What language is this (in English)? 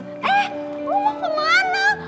Indonesian